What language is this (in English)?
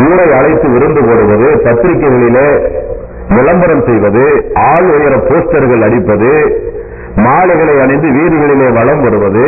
Tamil